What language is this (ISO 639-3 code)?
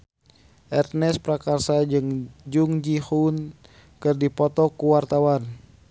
sun